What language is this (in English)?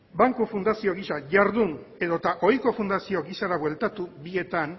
Basque